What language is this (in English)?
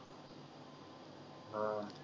Marathi